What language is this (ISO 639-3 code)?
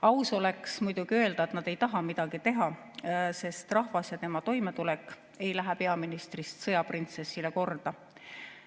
est